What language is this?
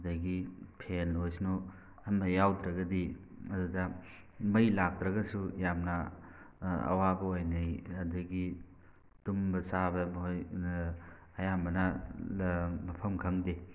Manipuri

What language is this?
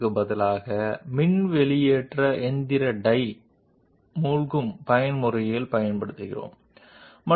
Telugu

